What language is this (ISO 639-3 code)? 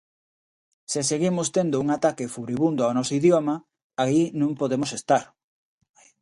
glg